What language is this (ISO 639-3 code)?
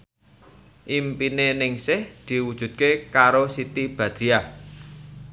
jav